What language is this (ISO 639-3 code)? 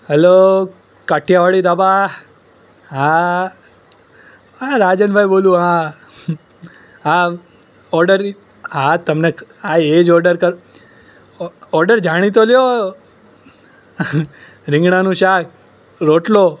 guj